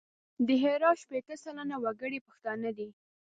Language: Pashto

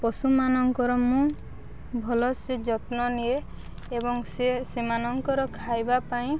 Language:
Odia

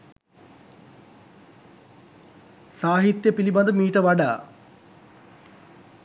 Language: Sinhala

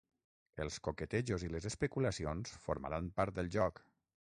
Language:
Catalan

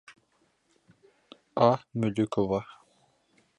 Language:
Bashkir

